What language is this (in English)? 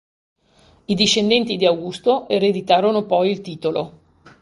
Italian